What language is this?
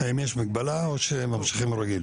Hebrew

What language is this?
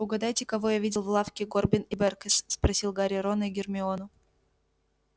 Russian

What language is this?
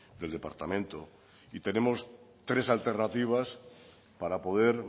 Spanish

